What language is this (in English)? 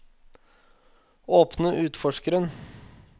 Norwegian